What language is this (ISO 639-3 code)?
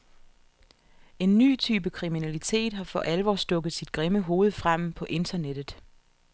dan